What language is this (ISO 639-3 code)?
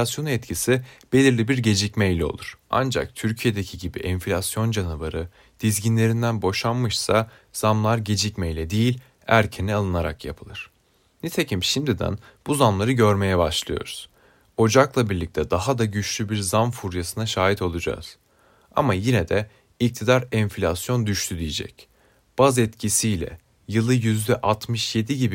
tur